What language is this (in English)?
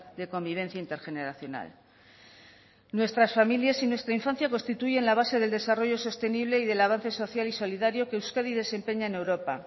Spanish